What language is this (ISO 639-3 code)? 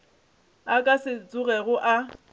nso